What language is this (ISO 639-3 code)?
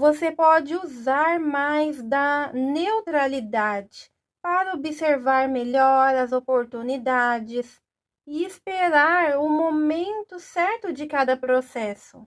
por